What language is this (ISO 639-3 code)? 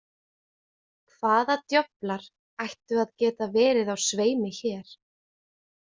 isl